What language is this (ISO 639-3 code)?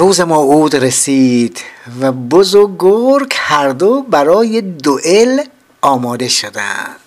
fas